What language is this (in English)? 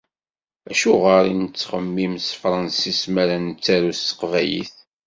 Kabyle